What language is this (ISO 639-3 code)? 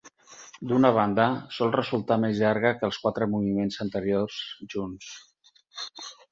cat